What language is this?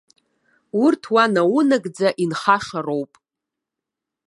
Abkhazian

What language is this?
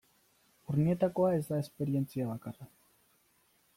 Basque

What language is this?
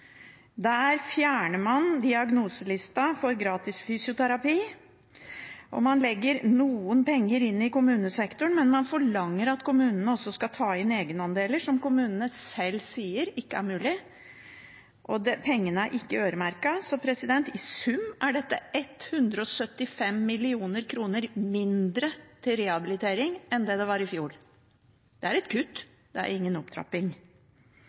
Norwegian Bokmål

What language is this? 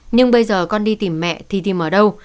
Vietnamese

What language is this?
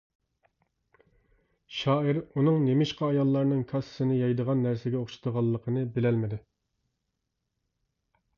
Uyghur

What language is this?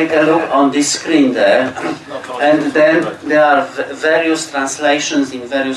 English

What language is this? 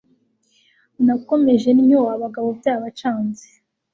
Kinyarwanda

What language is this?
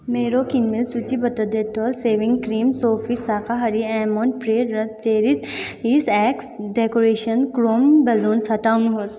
Nepali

